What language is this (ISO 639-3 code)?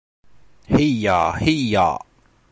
bak